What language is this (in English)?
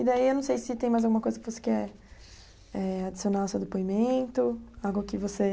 Portuguese